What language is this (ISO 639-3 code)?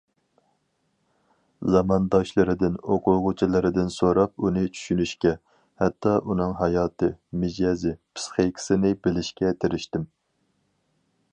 uig